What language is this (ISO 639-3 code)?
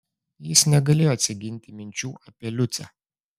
lit